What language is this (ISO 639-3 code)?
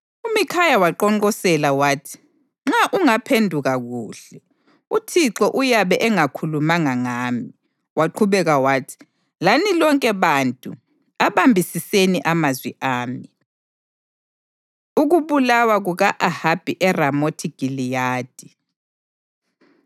nde